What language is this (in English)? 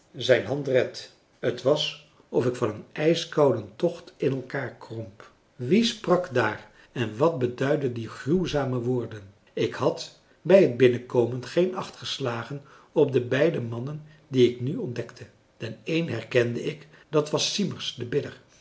Dutch